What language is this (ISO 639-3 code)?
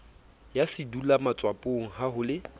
sot